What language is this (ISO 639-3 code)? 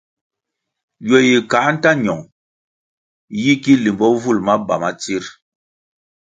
nmg